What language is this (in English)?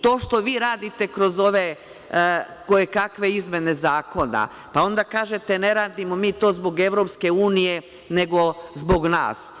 Serbian